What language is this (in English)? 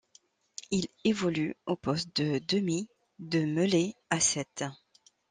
French